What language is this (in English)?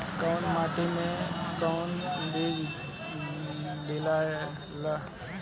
Bhojpuri